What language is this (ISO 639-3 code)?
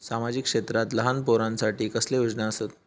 mar